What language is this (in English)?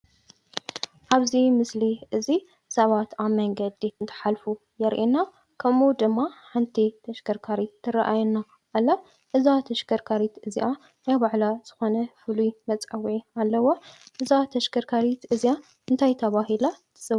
Tigrinya